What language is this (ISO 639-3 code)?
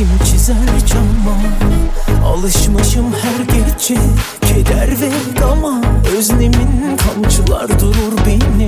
tur